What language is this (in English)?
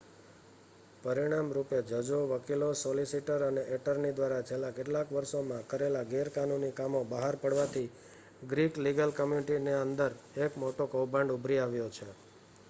Gujarati